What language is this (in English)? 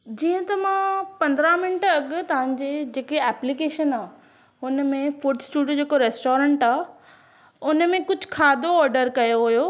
Sindhi